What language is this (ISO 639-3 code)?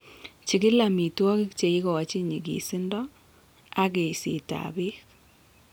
kln